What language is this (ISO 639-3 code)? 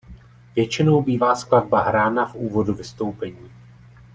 ces